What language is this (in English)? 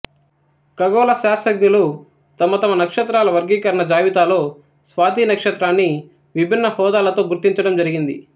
Telugu